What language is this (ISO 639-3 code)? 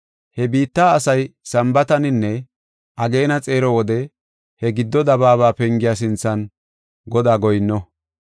gof